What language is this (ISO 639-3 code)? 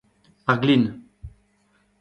bre